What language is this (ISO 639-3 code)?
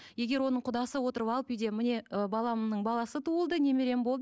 kaz